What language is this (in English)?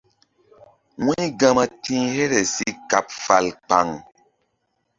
Mbum